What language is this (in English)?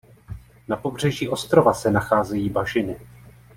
Czech